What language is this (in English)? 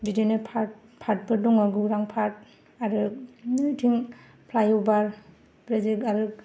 Bodo